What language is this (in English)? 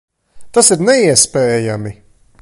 Latvian